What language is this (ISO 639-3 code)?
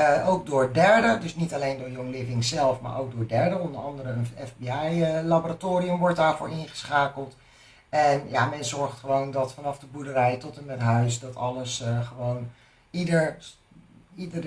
nld